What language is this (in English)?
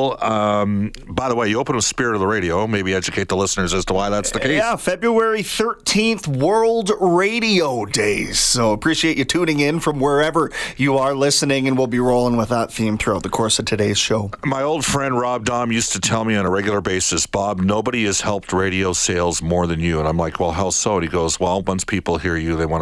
English